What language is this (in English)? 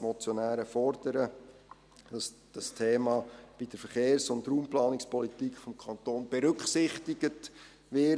Swiss German